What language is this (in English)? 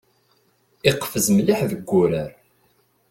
Kabyle